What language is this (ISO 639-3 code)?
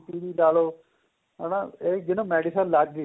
pan